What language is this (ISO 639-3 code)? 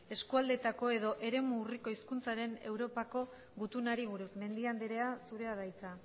eus